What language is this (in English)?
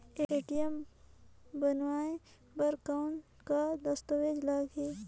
Chhattisgarhi